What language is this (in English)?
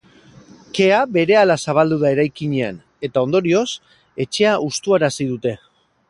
Basque